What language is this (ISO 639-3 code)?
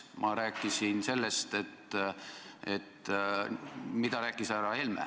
est